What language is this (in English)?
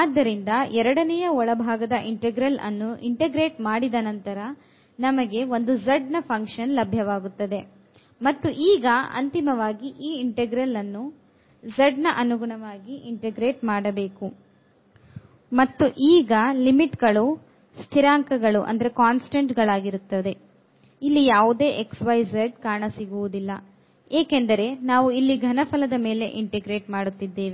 Kannada